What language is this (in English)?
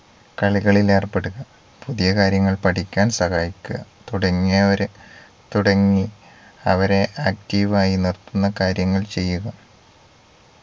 Malayalam